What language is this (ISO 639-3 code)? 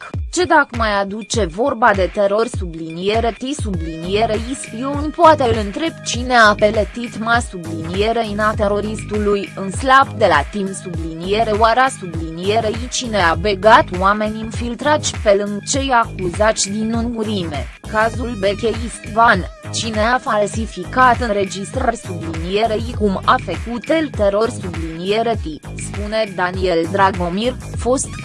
ron